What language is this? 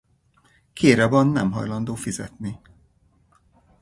Hungarian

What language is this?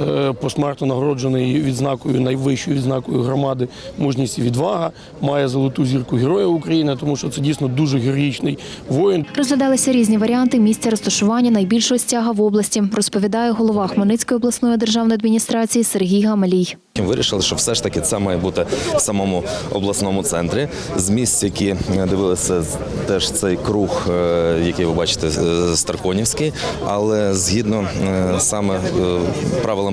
Ukrainian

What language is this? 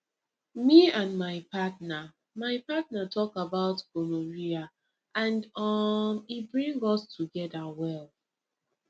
Nigerian Pidgin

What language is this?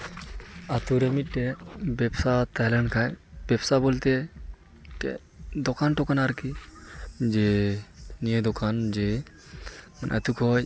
Santali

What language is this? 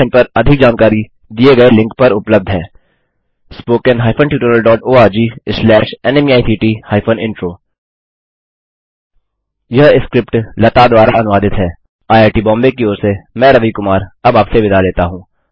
Hindi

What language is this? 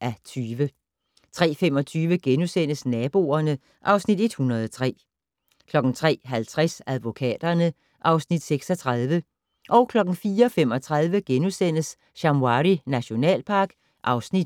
Danish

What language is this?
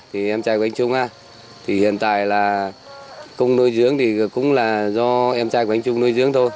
Vietnamese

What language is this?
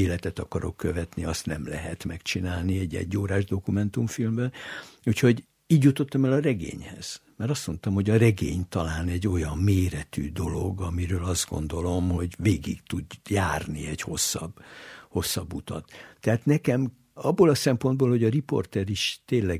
Hungarian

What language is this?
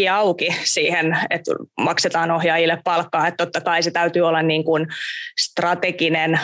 Finnish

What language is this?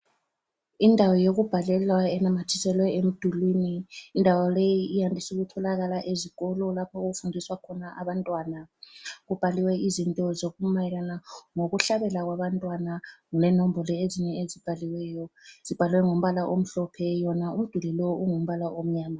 North Ndebele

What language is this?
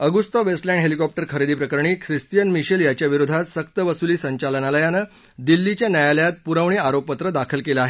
Marathi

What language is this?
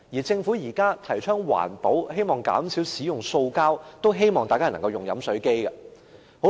Cantonese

